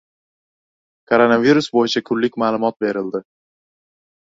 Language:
Uzbek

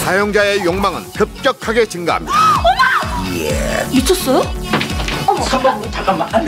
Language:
Korean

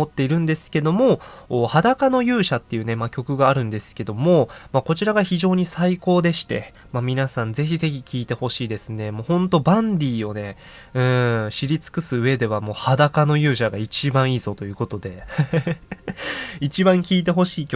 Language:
Japanese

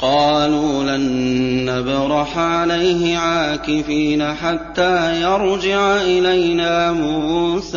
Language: Arabic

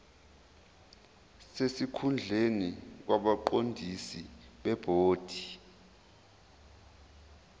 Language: Zulu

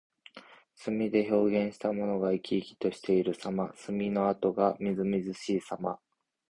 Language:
Japanese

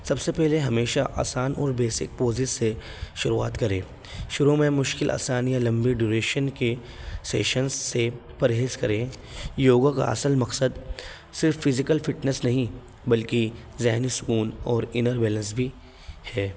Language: Urdu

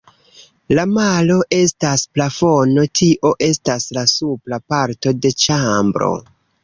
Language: Esperanto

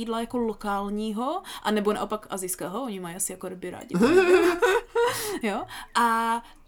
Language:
Czech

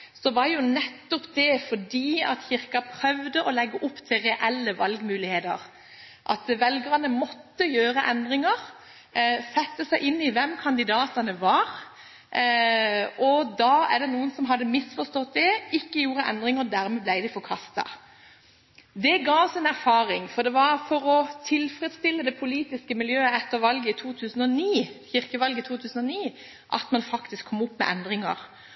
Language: Norwegian Bokmål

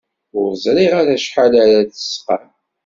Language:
Kabyle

